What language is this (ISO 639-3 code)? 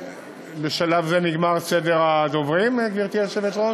heb